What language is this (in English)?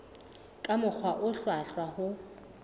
Southern Sotho